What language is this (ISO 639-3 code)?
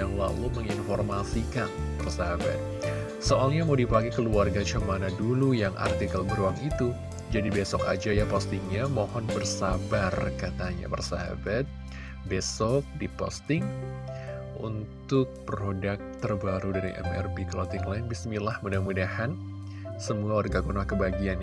ind